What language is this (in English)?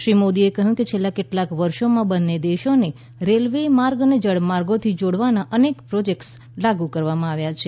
Gujarati